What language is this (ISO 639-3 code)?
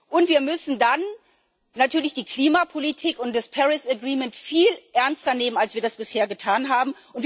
deu